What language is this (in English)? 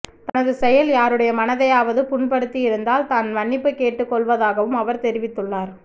Tamil